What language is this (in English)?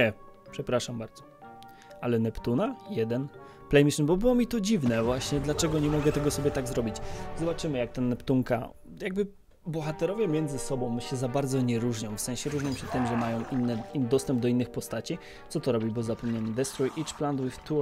Polish